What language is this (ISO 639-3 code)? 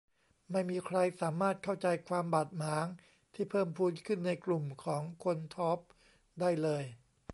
tha